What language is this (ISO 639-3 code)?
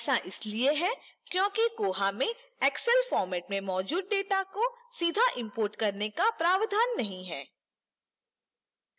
hin